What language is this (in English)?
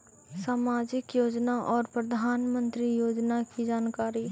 Magahi